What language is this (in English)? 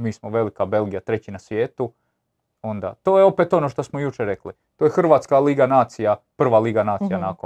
Croatian